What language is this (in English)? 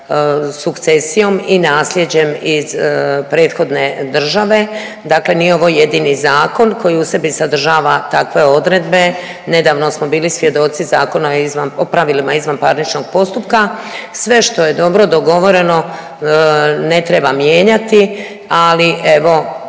Croatian